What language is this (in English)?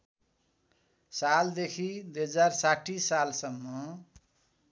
Nepali